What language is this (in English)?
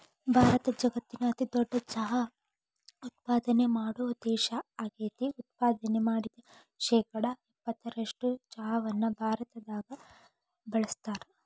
Kannada